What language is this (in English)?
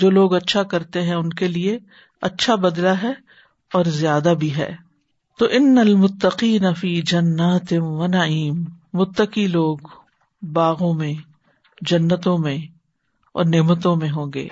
Urdu